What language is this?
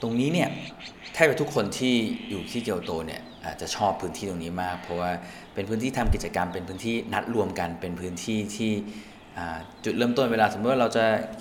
Thai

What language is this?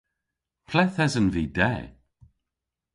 Cornish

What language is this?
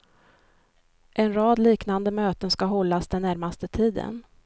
Swedish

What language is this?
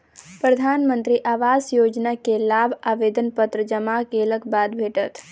Maithili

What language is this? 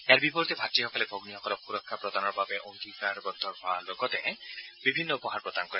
Assamese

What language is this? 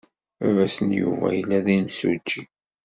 Kabyle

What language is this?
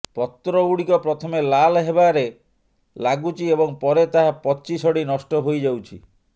Odia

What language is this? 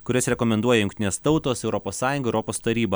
Lithuanian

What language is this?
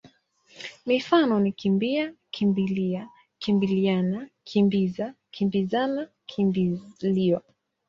Swahili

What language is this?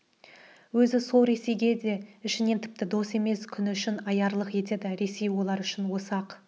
Kazakh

